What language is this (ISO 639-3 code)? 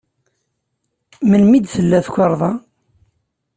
kab